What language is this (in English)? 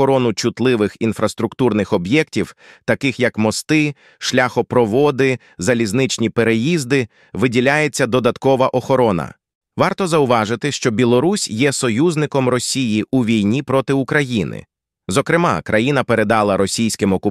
Ukrainian